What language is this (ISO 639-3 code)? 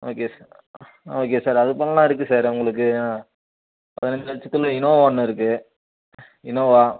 tam